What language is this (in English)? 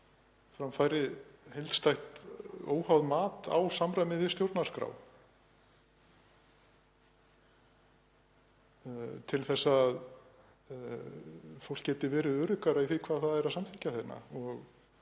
Icelandic